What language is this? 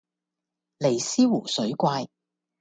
Cantonese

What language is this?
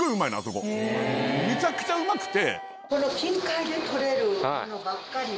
Japanese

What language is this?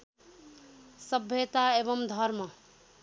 Nepali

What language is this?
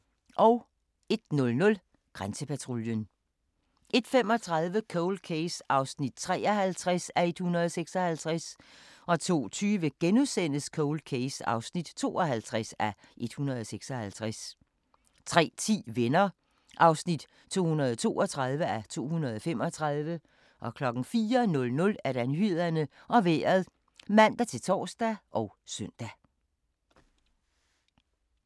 Danish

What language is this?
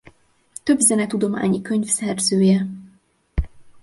Hungarian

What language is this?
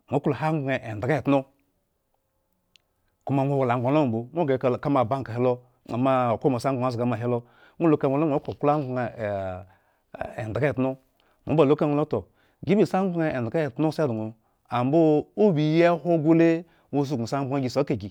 Eggon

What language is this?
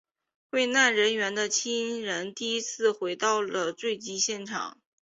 Chinese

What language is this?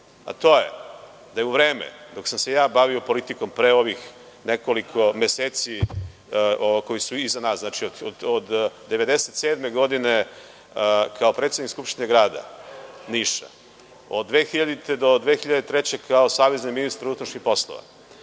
Serbian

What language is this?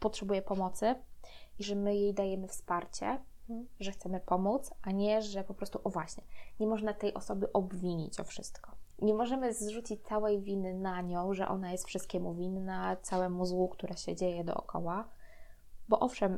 Polish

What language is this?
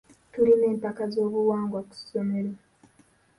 Ganda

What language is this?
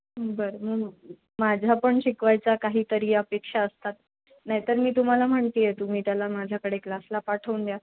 Marathi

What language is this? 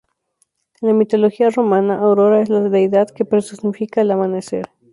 Spanish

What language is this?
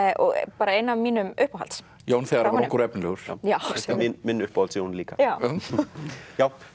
Icelandic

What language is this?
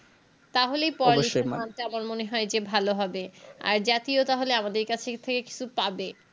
Bangla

